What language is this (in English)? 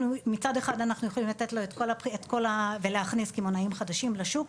Hebrew